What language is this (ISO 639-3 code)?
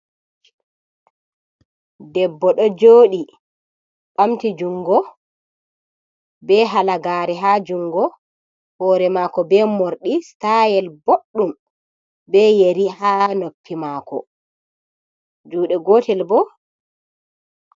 ful